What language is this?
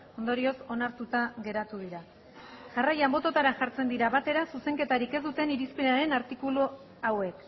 Basque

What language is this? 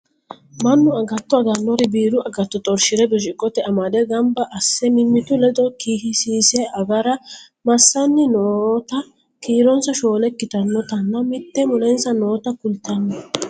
Sidamo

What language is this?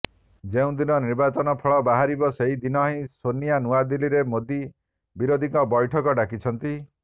Odia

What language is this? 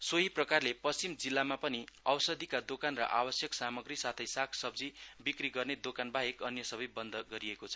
Nepali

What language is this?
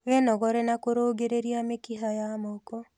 Kikuyu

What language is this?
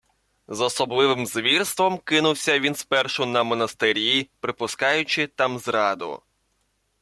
Ukrainian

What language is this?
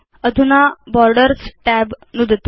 Sanskrit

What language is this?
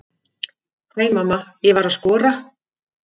Icelandic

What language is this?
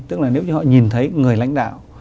Vietnamese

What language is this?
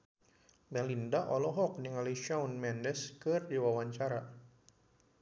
Sundanese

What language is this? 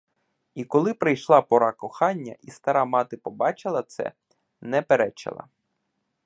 Ukrainian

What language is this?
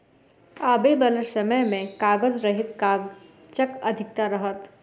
Maithili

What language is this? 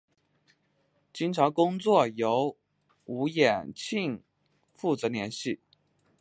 Chinese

